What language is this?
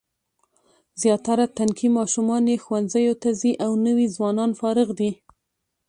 Pashto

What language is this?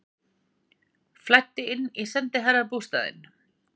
Icelandic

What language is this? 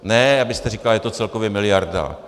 Czech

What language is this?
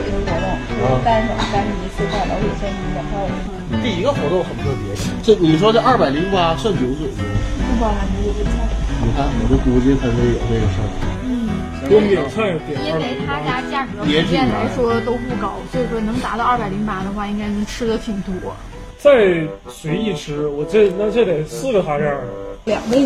Chinese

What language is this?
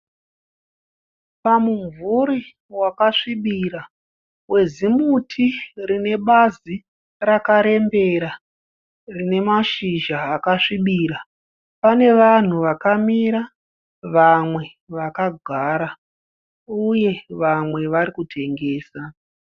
Shona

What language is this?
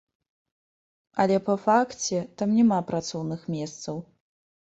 Belarusian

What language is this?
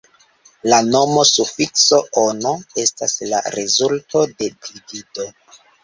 Esperanto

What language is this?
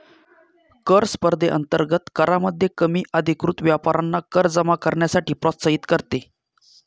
Marathi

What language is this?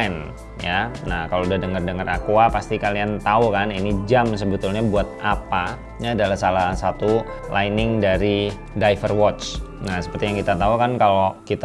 Indonesian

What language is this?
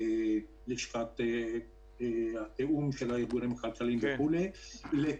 Hebrew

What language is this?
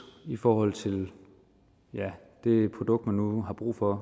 Danish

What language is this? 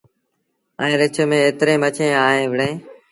Sindhi Bhil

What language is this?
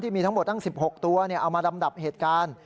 Thai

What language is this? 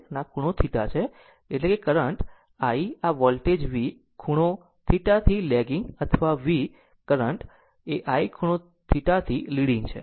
Gujarati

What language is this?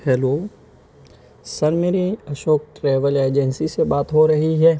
Urdu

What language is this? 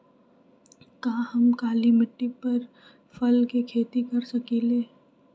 Magahi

